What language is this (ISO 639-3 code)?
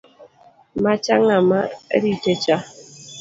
luo